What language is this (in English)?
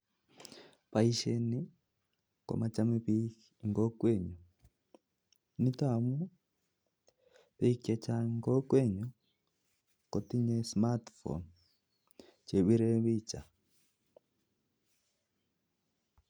Kalenjin